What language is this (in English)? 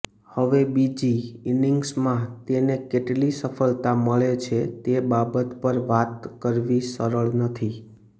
Gujarati